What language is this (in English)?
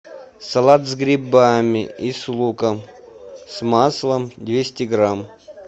Russian